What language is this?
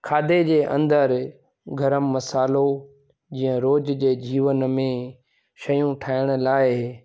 Sindhi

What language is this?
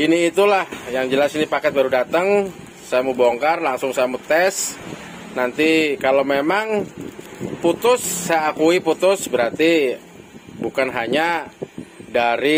Indonesian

